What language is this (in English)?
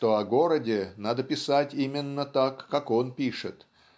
Russian